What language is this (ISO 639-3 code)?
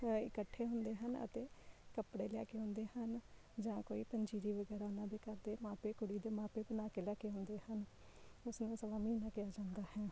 pan